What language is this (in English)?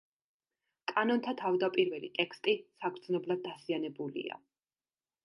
Georgian